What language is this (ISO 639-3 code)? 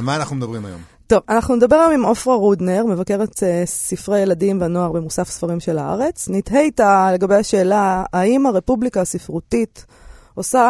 heb